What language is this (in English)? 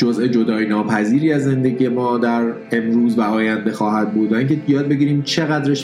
Persian